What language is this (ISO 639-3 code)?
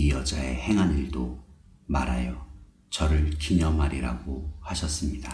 kor